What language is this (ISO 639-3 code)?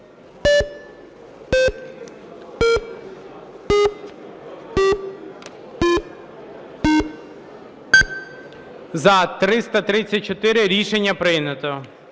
ukr